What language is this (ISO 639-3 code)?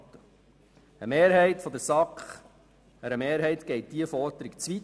gsw